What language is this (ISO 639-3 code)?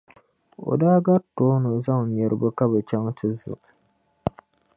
dag